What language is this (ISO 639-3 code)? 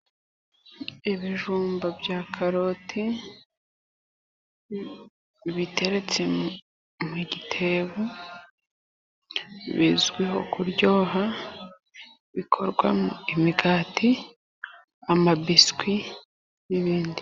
kin